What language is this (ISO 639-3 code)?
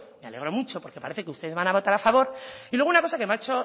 spa